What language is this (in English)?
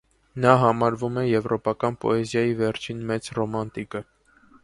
Armenian